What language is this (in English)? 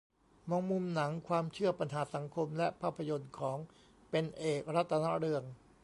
Thai